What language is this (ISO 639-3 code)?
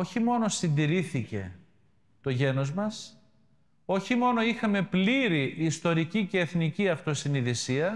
ell